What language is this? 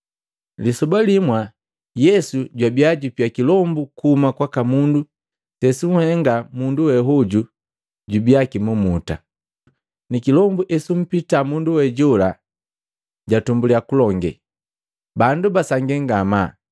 Matengo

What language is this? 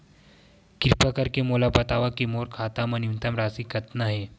Chhattisgarhi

